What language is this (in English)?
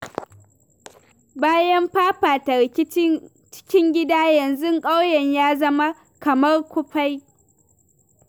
Hausa